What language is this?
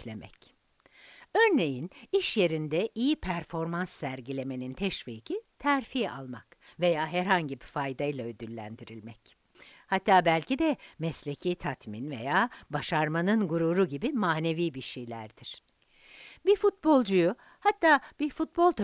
Turkish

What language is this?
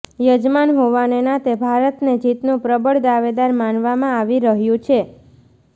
Gujarati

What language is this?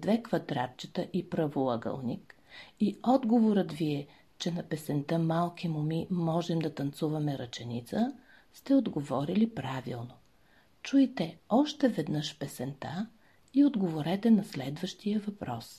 Bulgarian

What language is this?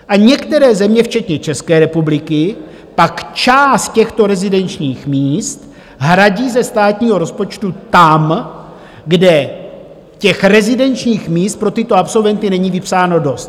Czech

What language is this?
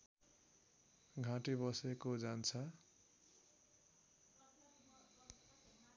Nepali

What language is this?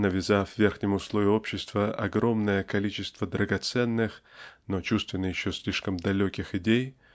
Russian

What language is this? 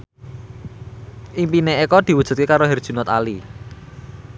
Javanese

